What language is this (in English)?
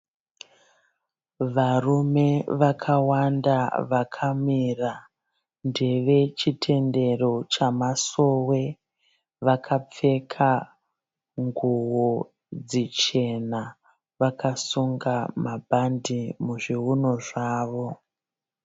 Shona